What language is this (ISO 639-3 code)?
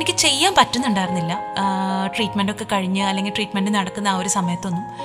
mal